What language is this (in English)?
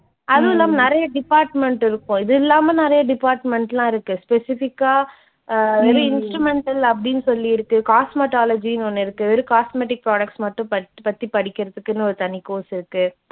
Tamil